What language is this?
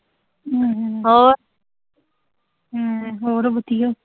Punjabi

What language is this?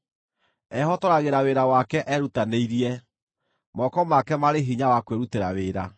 Kikuyu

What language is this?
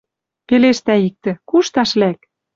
Western Mari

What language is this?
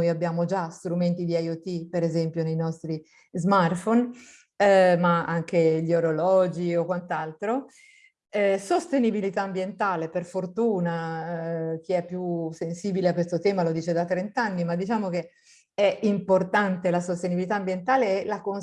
Italian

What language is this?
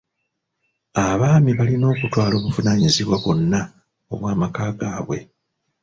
Ganda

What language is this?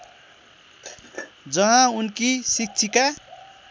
Nepali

